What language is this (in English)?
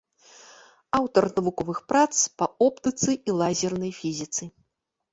Belarusian